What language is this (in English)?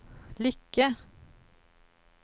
Swedish